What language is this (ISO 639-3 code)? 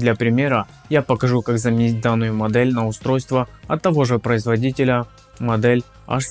rus